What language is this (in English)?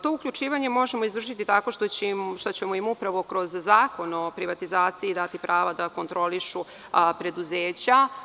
Serbian